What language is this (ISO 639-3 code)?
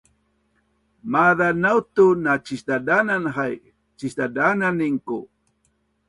bnn